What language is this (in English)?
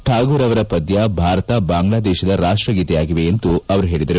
Kannada